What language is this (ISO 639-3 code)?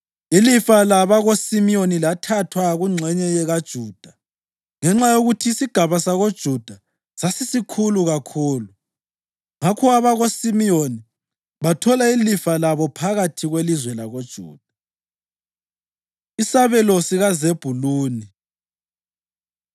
nde